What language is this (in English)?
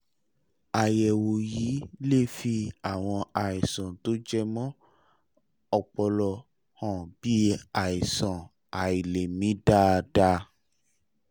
Yoruba